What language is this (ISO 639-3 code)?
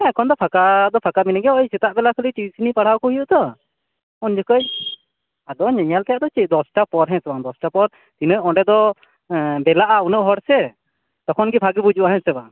sat